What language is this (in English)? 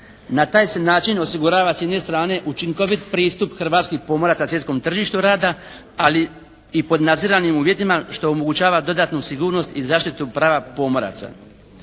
Croatian